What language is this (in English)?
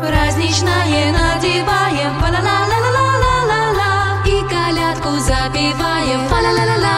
Bulgarian